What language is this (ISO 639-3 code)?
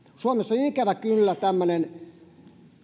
fin